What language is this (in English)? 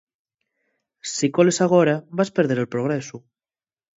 Asturian